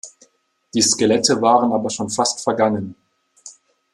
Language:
German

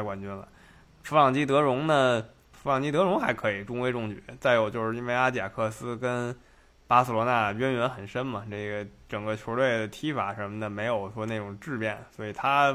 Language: Chinese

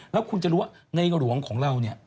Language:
Thai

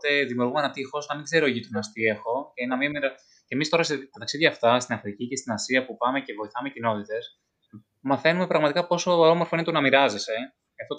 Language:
Greek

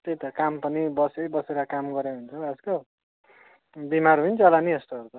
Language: Nepali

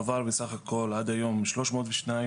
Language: Hebrew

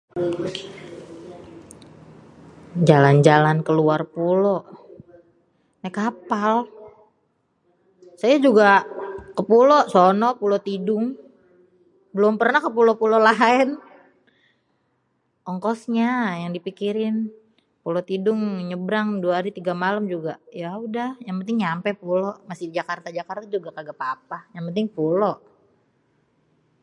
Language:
Betawi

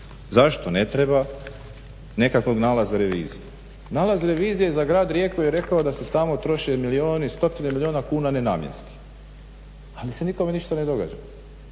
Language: Croatian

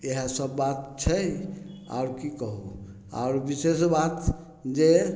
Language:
Maithili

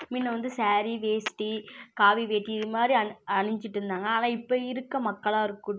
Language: Tamil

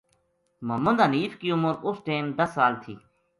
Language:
Gujari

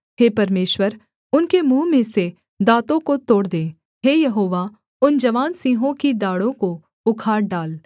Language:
Hindi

